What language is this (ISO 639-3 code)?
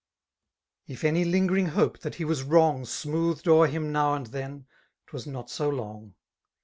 eng